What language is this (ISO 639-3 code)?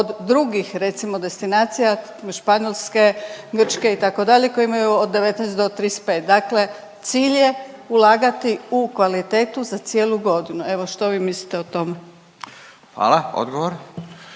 hrv